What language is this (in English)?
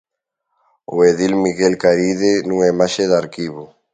Galician